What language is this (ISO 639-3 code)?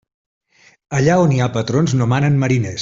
cat